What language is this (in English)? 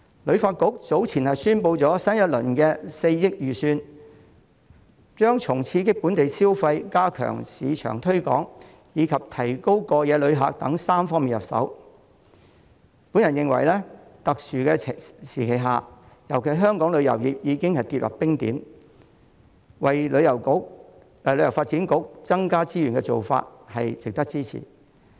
Cantonese